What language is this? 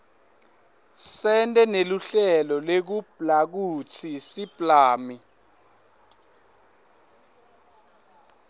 Swati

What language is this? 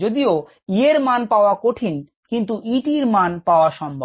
Bangla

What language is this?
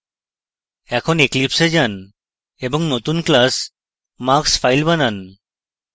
Bangla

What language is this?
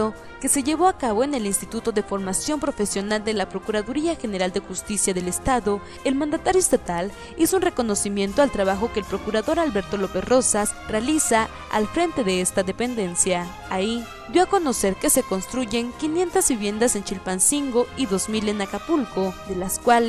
Spanish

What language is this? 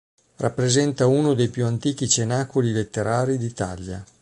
Italian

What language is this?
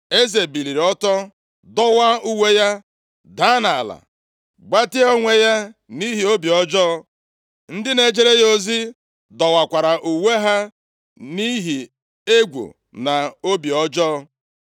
Igbo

